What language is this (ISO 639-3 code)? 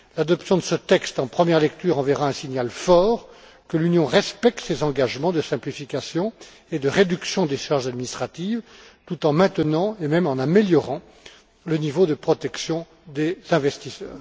fra